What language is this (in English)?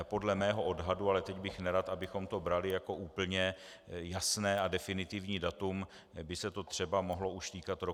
Czech